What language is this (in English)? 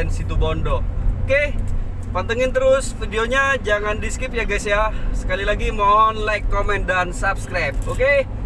Indonesian